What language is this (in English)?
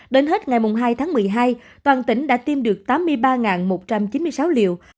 Vietnamese